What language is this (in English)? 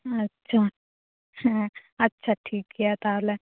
Santali